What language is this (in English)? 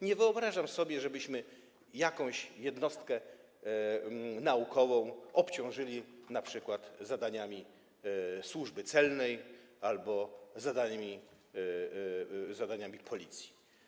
Polish